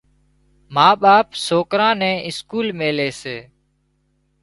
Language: Wadiyara Koli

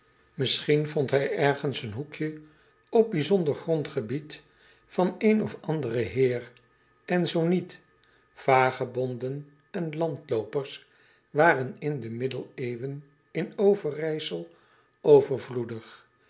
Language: Dutch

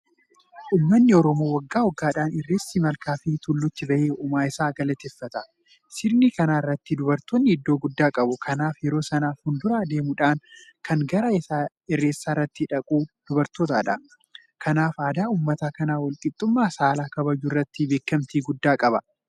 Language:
Oromo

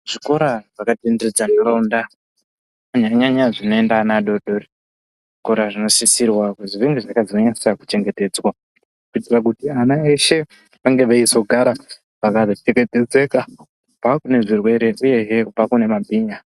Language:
Ndau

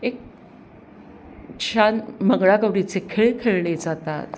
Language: Marathi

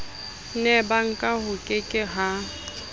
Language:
Southern Sotho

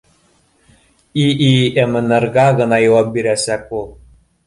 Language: Bashkir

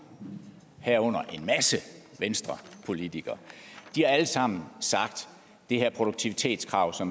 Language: Danish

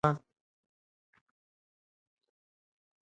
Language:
Swahili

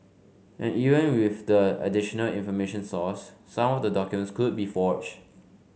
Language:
English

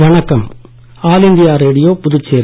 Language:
Tamil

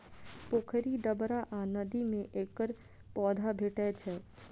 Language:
Maithili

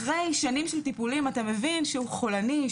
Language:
Hebrew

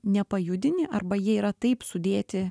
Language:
Lithuanian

